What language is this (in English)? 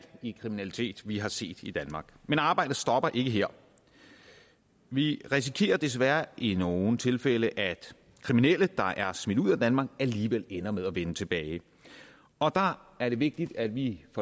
Danish